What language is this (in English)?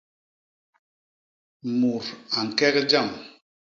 Basaa